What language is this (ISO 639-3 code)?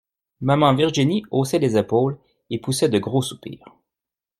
fra